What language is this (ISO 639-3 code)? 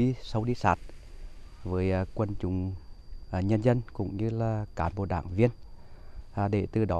vie